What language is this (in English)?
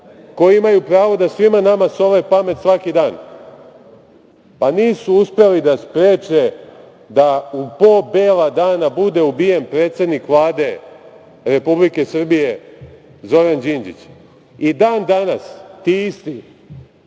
Serbian